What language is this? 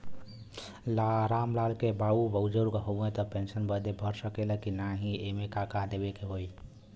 Bhojpuri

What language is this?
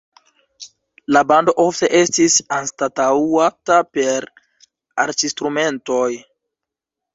Esperanto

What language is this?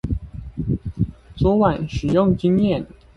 Chinese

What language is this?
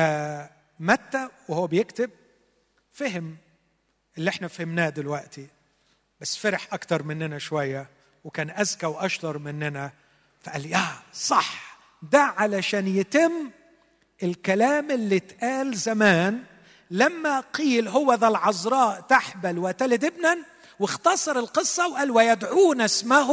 Arabic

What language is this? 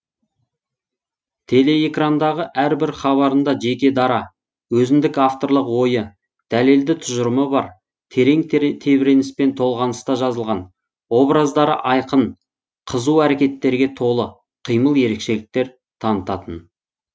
Kazakh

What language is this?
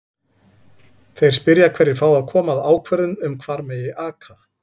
Icelandic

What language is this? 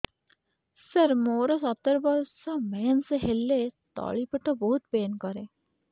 Odia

